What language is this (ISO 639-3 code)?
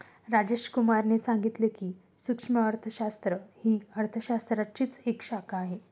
mar